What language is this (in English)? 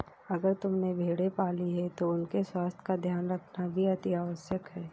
Hindi